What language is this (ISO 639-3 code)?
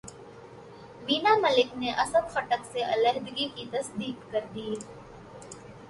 urd